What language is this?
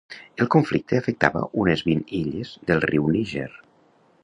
Catalan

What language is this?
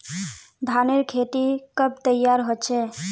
Magahi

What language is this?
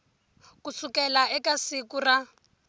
Tsonga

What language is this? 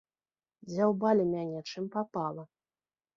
Belarusian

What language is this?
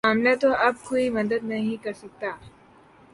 Urdu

